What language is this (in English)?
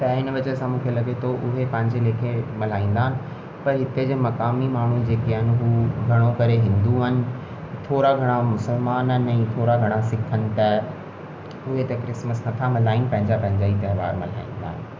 Sindhi